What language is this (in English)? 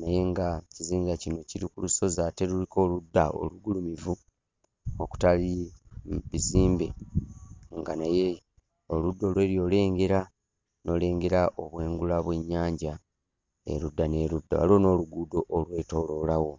Ganda